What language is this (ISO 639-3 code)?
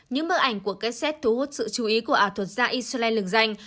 vie